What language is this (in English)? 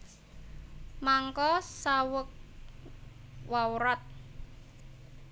Javanese